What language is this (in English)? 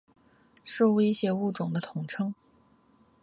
Chinese